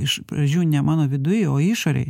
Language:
Lithuanian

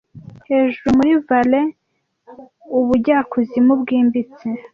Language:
Kinyarwanda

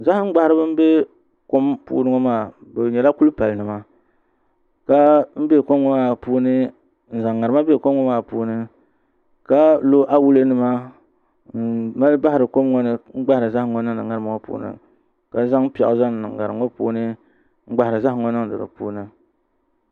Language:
Dagbani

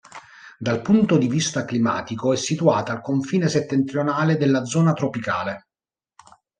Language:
Italian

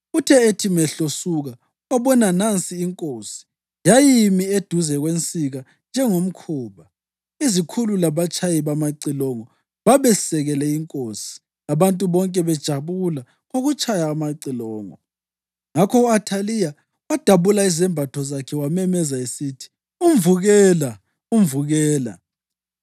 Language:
North Ndebele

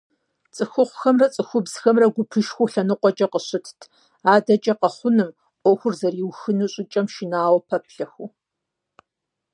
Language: Kabardian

